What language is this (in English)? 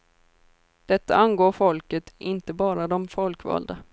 Swedish